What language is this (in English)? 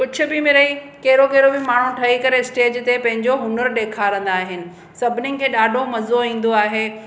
Sindhi